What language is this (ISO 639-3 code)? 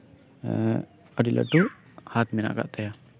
sat